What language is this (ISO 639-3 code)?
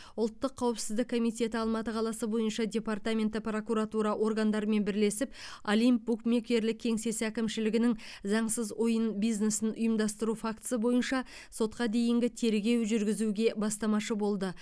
kaz